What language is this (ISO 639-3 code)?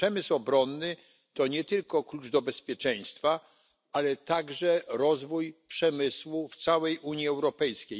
pol